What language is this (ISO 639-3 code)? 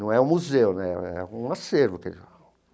por